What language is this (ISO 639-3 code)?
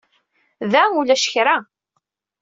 kab